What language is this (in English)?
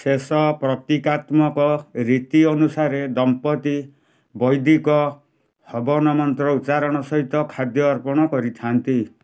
Odia